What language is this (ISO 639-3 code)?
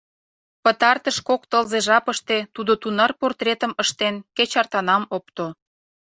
chm